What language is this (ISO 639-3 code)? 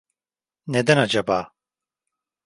tur